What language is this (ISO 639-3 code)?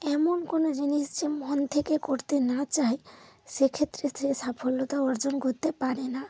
ben